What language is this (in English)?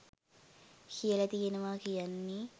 Sinhala